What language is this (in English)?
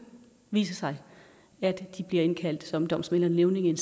Danish